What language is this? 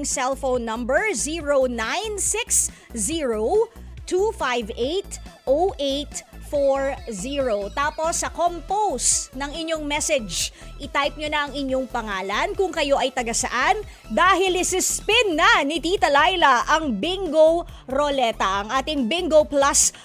Filipino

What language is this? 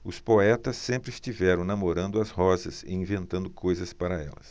Portuguese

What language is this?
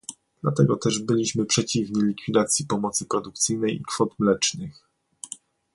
Polish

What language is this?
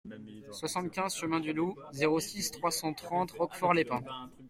French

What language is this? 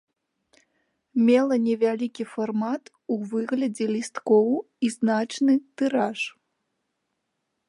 Belarusian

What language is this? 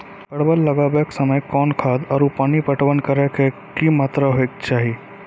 Maithili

